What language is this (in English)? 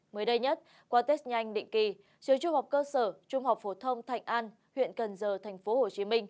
Vietnamese